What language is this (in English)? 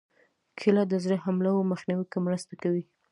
Pashto